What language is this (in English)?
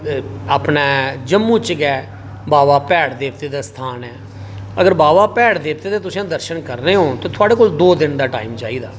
Dogri